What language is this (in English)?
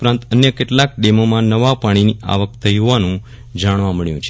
Gujarati